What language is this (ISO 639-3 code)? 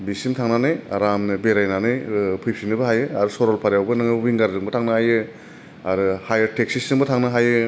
brx